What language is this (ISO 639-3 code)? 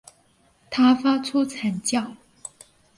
zho